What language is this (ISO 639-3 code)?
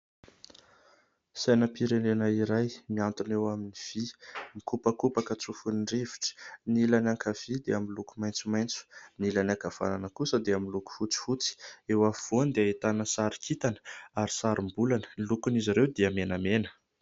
mlg